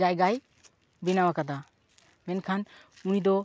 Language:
Santali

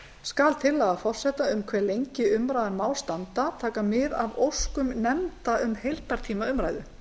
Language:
Icelandic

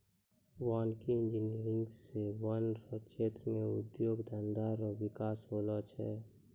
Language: Maithili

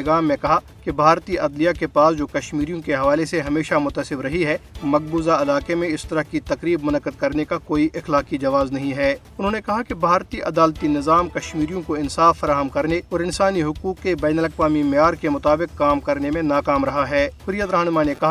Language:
Urdu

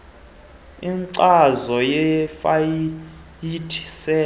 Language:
Xhosa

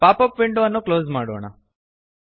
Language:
Kannada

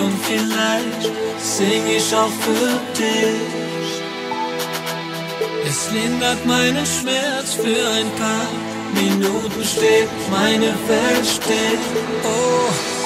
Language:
Dutch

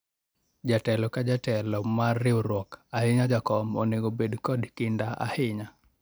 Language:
Luo (Kenya and Tanzania)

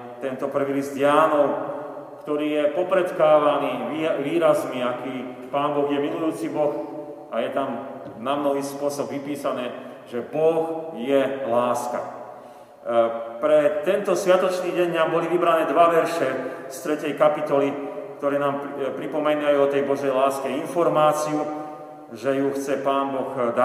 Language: Slovak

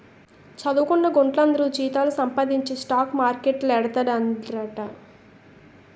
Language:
Telugu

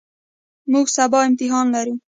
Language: Pashto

